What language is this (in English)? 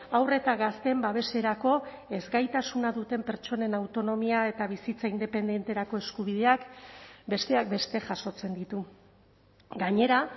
Basque